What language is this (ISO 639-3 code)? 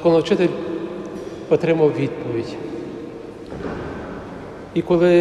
ukr